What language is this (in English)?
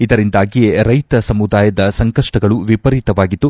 Kannada